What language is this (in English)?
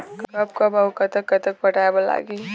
Chhattisgarhi